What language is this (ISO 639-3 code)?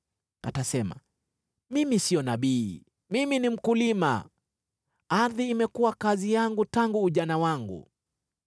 swa